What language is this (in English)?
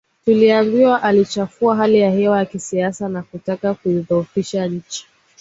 Swahili